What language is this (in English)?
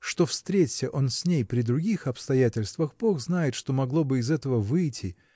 Russian